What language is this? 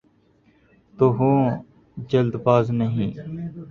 Urdu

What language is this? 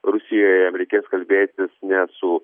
Lithuanian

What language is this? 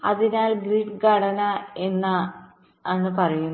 Malayalam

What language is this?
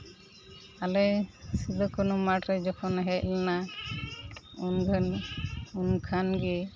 Santali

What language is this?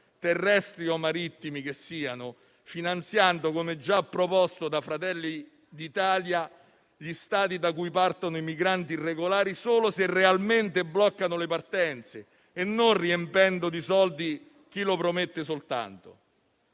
Italian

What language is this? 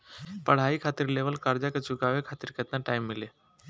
Bhojpuri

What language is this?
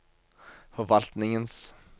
Norwegian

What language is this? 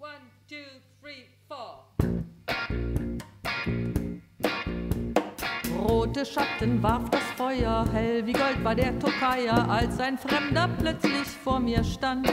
German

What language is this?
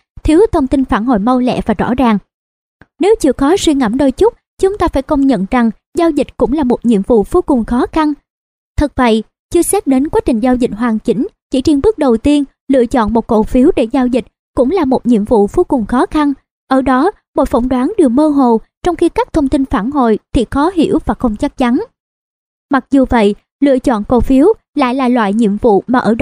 Vietnamese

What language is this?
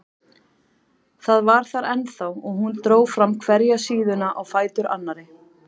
Icelandic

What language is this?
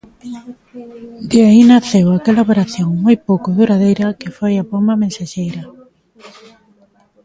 Galician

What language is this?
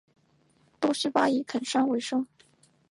Chinese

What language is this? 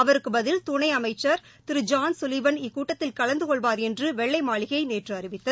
Tamil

